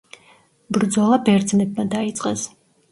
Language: Georgian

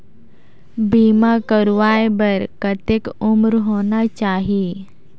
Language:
Chhattisgarhi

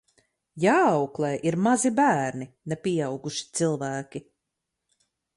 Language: Latvian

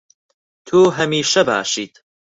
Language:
Central Kurdish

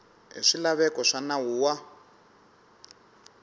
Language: Tsonga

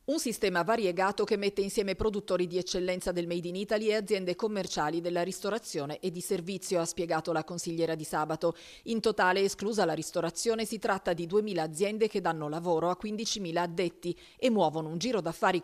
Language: Italian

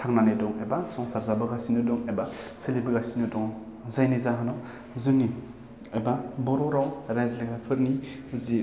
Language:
Bodo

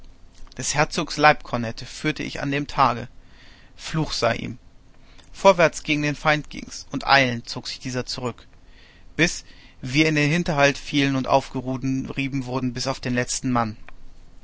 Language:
German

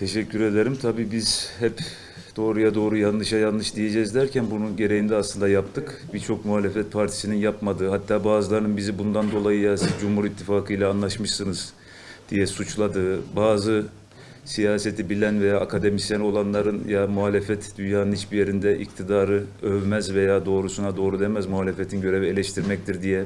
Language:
Turkish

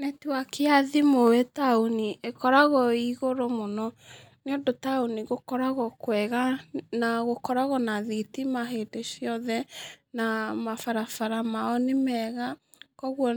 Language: Kikuyu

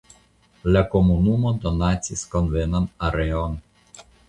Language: Esperanto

